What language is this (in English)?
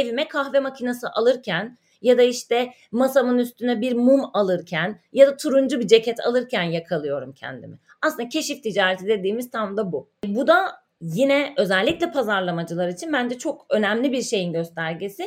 Turkish